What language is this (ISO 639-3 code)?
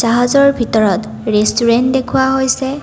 asm